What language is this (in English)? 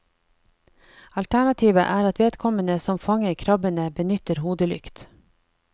Norwegian